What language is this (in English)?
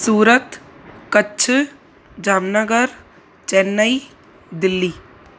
Sindhi